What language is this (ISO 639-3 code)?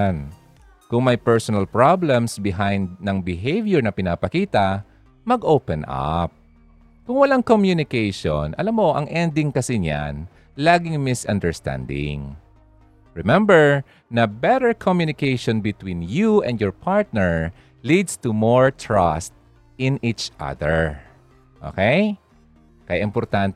fil